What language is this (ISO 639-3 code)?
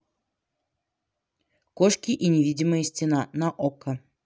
rus